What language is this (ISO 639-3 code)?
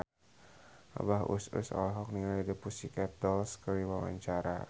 sun